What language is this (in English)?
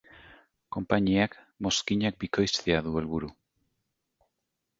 Basque